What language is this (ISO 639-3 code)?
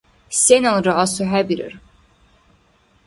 dar